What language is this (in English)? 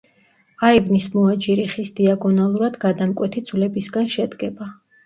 Georgian